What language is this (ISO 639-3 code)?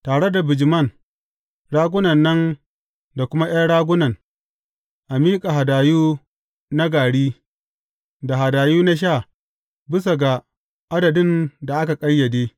hau